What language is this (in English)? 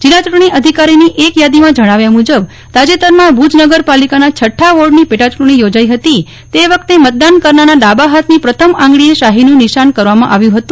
Gujarati